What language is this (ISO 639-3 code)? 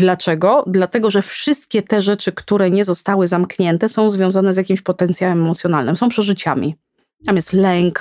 pol